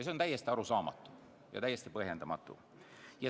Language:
Estonian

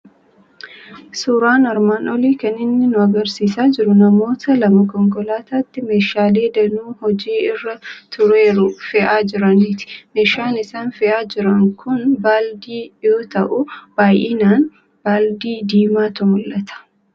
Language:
Oromo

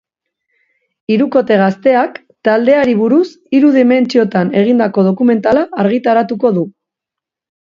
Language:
Basque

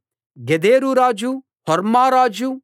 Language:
Telugu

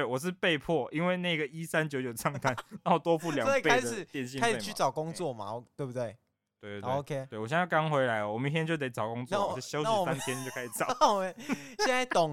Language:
Chinese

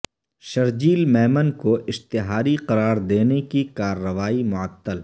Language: Urdu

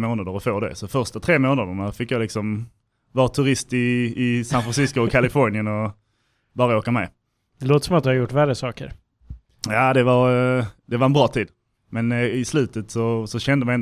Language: Swedish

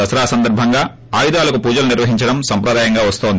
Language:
Telugu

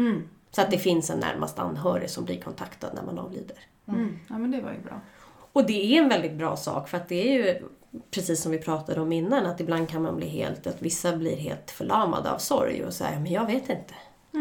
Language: Swedish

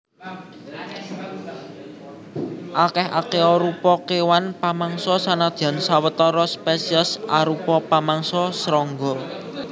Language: Javanese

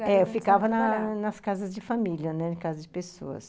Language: Portuguese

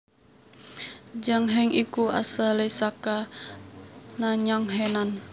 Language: Javanese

